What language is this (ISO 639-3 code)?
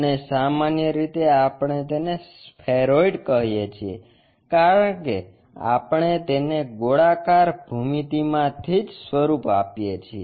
guj